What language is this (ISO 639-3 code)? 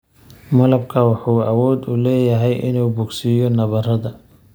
som